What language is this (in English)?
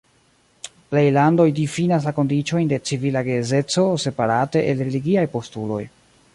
Esperanto